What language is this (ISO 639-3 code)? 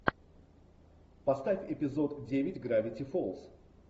rus